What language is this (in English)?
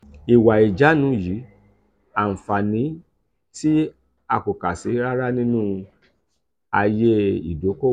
Yoruba